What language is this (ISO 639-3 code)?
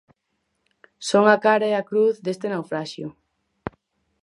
glg